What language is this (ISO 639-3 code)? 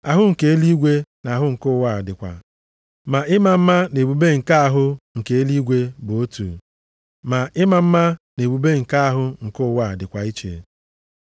ibo